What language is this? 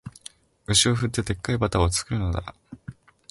Japanese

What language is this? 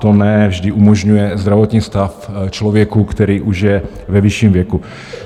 Czech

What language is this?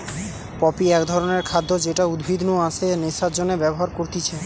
Bangla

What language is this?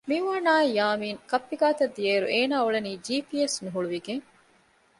Divehi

